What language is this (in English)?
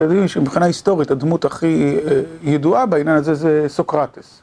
Hebrew